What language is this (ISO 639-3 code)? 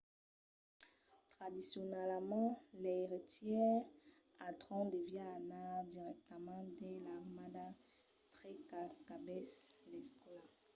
oci